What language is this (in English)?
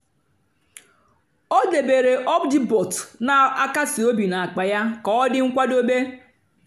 Igbo